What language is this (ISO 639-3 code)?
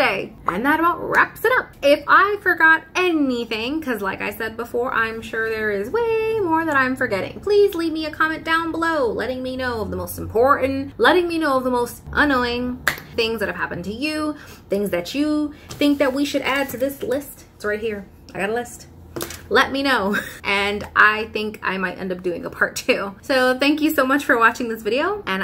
eng